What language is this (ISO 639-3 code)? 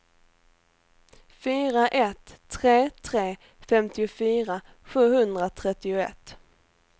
swe